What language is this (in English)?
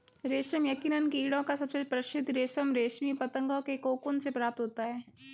Hindi